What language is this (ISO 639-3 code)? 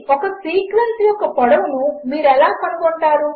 tel